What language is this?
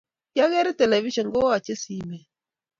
Kalenjin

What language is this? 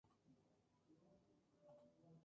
Spanish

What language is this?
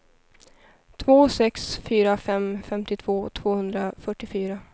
Swedish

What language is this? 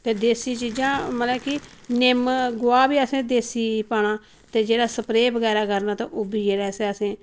Dogri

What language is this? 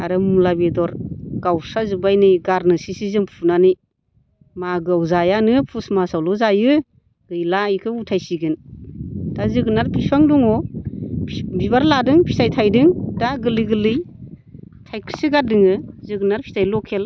Bodo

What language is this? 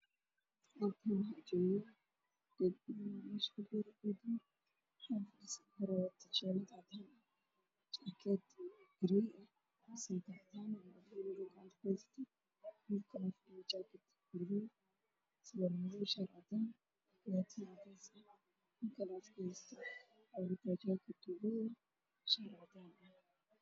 Somali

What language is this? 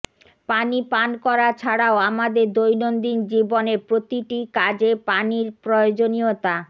Bangla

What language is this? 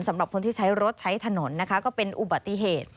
Thai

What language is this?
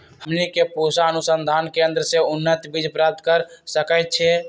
Magahi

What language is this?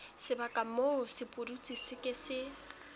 Southern Sotho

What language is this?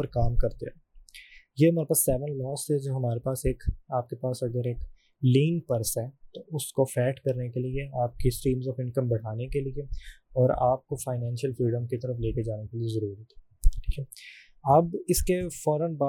Urdu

